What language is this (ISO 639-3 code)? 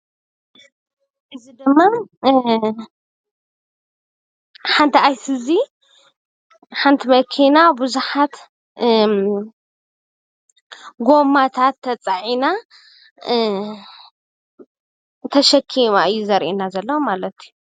tir